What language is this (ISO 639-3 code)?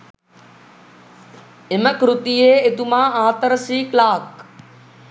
sin